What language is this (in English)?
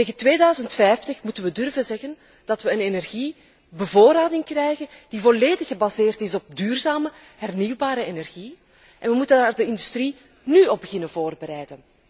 Dutch